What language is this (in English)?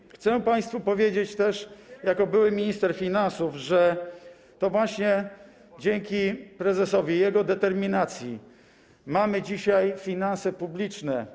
Polish